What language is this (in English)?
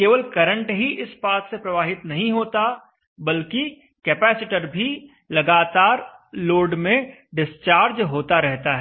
Hindi